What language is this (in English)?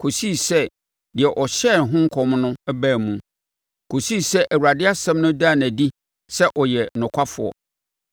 Akan